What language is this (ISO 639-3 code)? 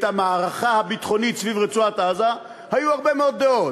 heb